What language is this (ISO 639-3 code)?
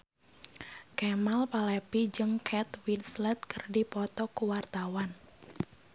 sun